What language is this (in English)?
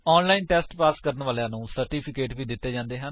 Punjabi